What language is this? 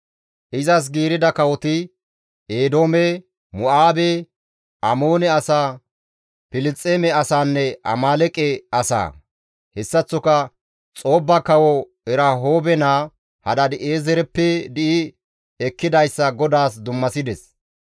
Gamo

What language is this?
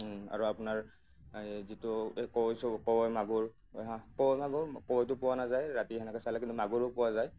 Assamese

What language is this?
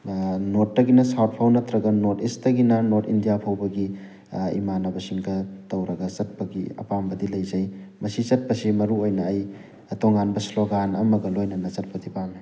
Manipuri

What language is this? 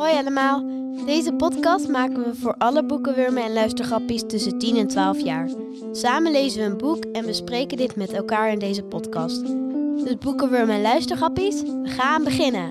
Dutch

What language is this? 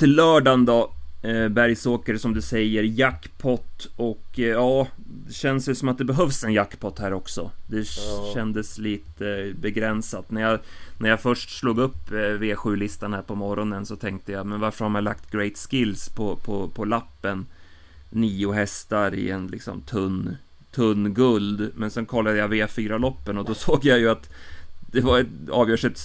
Swedish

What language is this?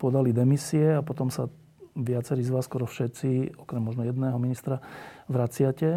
Slovak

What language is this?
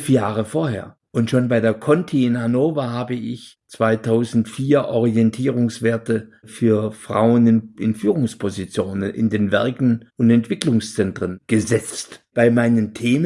German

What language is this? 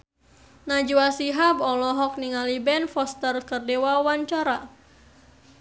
Sundanese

